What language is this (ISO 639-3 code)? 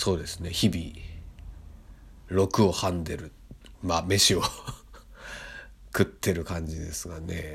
jpn